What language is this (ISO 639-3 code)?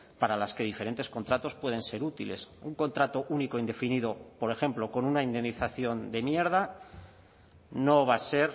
spa